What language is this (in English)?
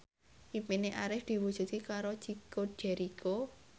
Javanese